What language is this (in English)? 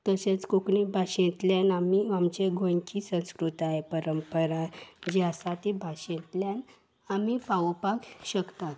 Konkani